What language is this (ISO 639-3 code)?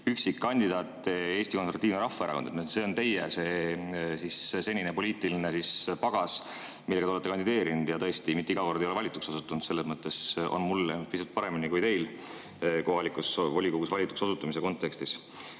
est